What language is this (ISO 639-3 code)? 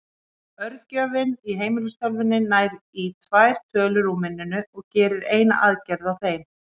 isl